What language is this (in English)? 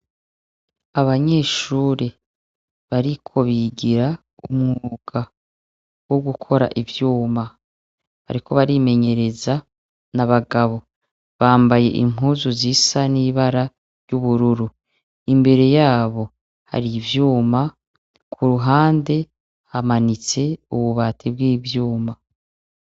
Rundi